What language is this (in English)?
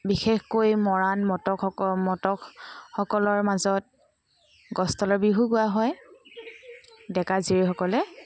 Assamese